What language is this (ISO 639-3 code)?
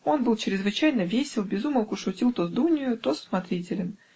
rus